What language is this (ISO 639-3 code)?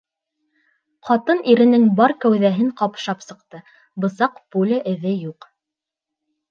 bak